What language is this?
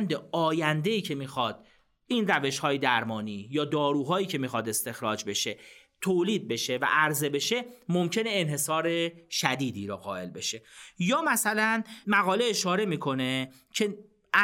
Persian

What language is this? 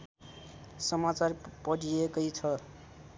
Nepali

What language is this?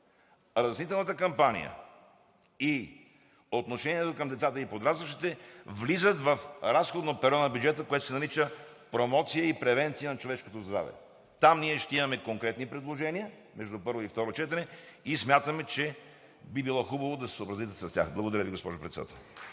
Bulgarian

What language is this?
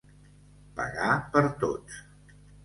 Catalan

